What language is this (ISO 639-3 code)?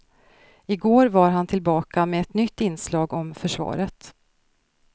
swe